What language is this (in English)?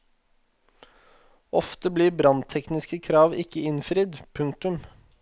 Norwegian